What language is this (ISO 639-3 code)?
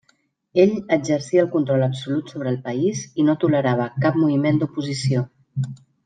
cat